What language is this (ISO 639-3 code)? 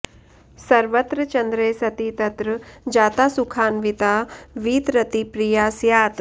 san